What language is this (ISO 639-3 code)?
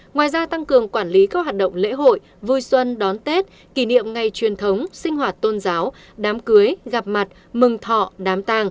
vie